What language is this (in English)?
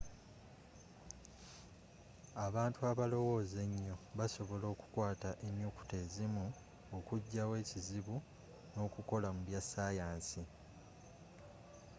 Ganda